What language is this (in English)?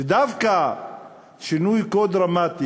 Hebrew